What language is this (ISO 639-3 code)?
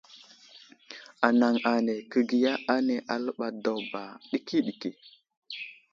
udl